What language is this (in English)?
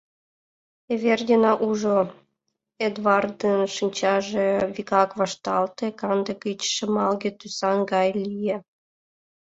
Mari